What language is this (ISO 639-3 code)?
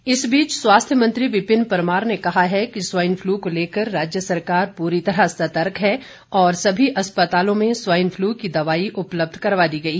hin